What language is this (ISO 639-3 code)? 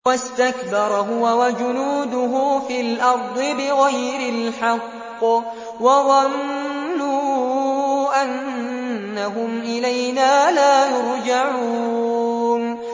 ara